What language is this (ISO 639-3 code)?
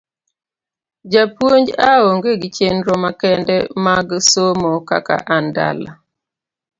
luo